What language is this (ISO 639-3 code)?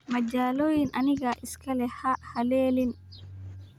som